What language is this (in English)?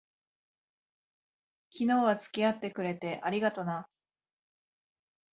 Japanese